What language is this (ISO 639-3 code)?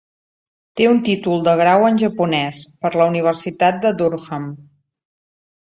cat